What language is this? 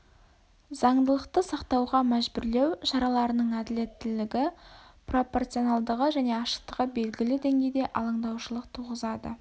Kazakh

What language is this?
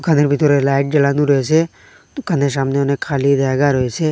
Bangla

